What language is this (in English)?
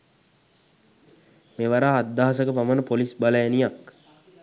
Sinhala